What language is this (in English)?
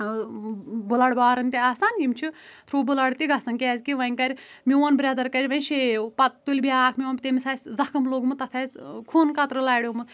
Kashmiri